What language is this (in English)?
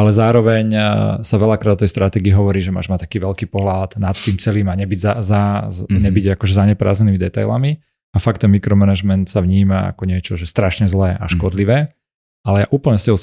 Slovak